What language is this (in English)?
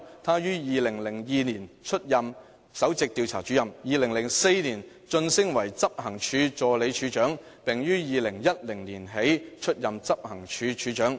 Cantonese